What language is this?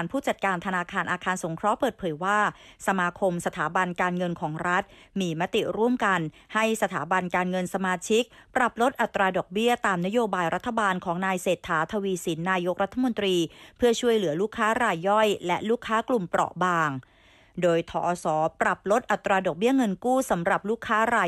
Thai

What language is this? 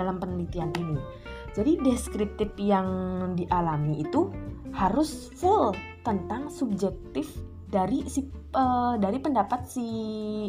Indonesian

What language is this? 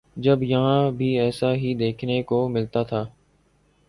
Urdu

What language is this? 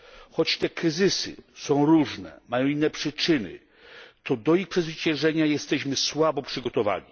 Polish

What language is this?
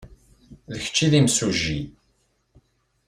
Kabyle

